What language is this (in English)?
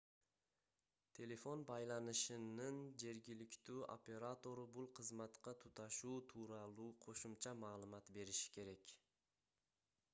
Kyrgyz